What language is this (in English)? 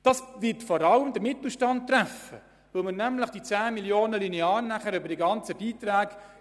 Swiss German